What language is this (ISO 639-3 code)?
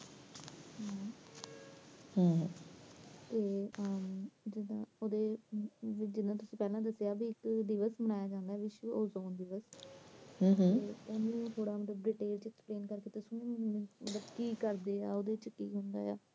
pan